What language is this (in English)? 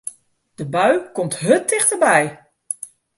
Western Frisian